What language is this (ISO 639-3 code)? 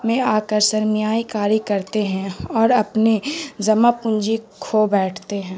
urd